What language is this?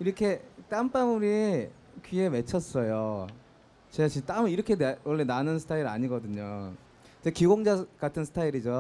Korean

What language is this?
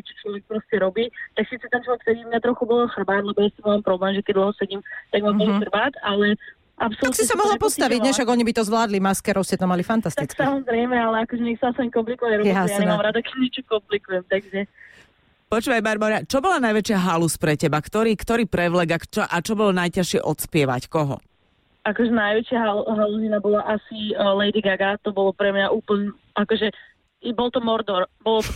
Slovak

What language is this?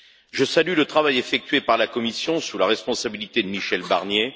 French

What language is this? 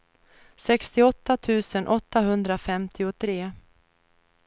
Swedish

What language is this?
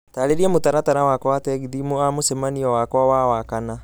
Kikuyu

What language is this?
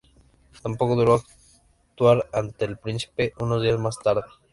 Spanish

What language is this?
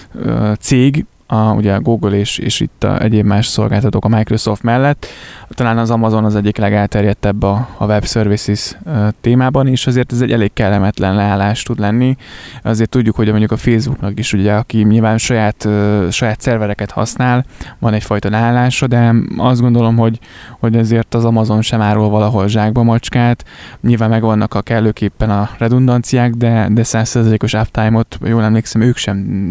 Hungarian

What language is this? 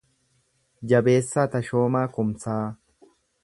Oromo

